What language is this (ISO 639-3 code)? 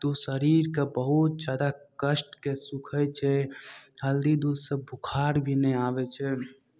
mai